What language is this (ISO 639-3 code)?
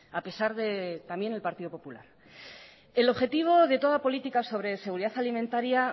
spa